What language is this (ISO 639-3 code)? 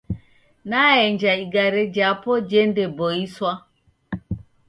dav